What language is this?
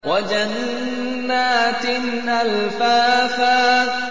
Arabic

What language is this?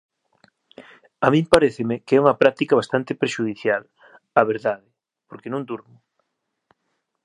Galician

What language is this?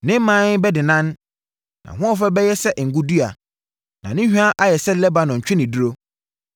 Akan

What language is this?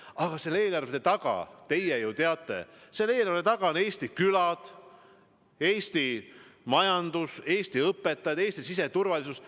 Estonian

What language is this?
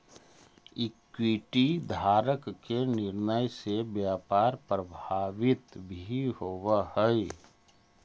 Magahi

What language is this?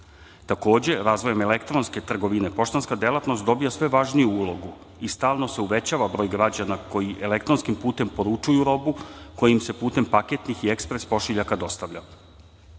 Serbian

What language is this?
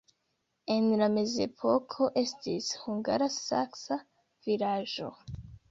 Esperanto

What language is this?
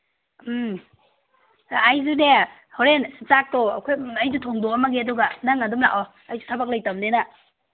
Manipuri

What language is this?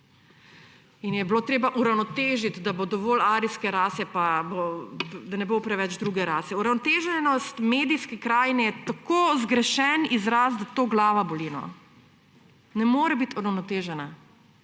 Slovenian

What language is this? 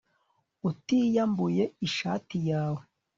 Kinyarwanda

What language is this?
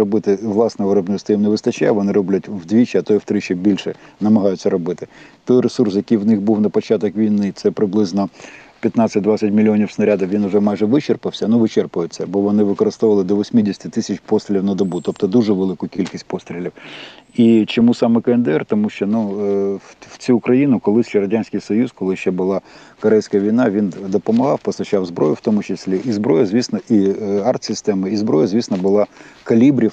Ukrainian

